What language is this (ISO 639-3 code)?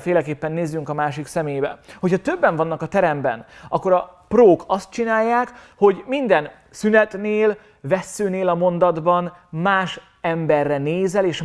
hun